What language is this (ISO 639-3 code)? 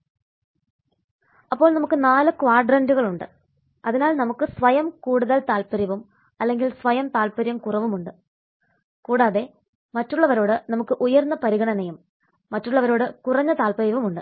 mal